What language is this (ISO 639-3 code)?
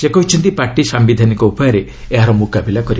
ori